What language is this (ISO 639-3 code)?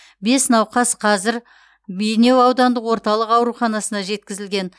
kaz